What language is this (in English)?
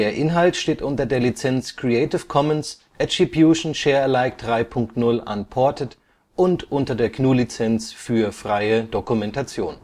German